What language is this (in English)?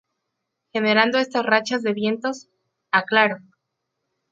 Spanish